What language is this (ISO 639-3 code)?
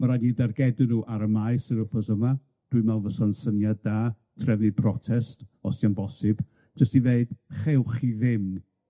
cym